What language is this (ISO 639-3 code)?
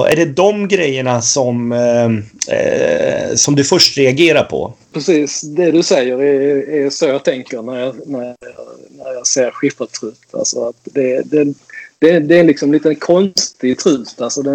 swe